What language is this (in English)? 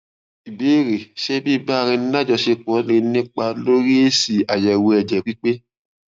Yoruba